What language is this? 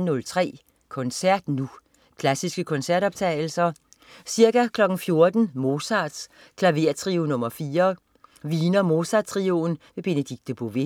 Danish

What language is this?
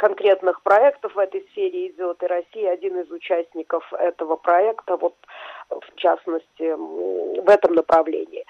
Russian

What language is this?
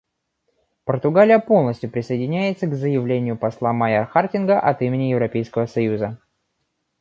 Russian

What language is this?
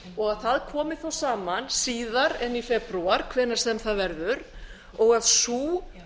Icelandic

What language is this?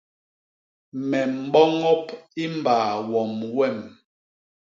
Basaa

